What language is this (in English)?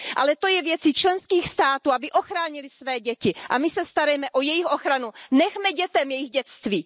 Czech